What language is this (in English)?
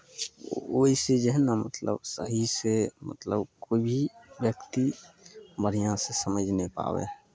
Maithili